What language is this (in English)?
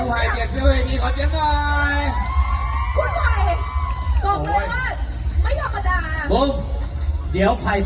Thai